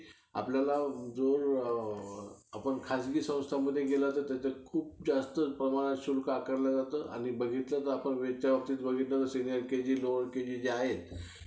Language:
Marathi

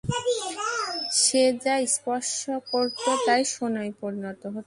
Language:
Bangla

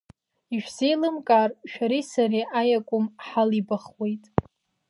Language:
Abkhazian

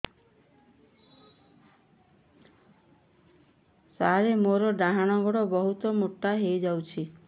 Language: Odia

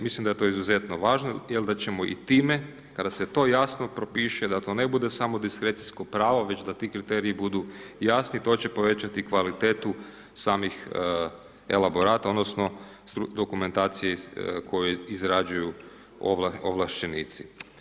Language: Croatian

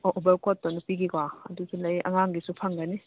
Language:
Manipuri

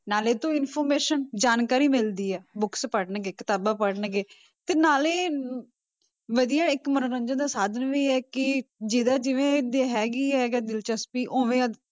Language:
Punjabi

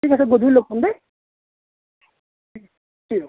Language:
Assamese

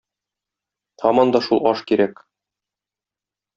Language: Tatar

